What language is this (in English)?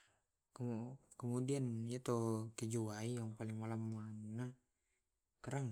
Tae'